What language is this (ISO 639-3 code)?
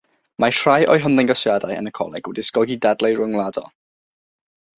cym